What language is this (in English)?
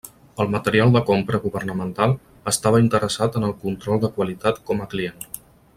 Catalan